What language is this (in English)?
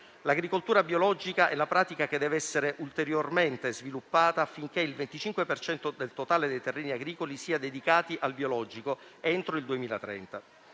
Italian